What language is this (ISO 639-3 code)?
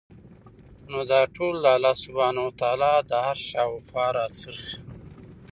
pus